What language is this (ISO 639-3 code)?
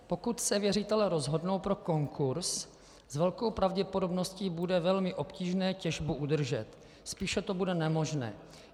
ces